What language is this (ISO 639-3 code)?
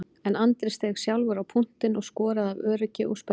isl